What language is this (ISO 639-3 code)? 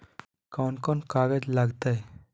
mag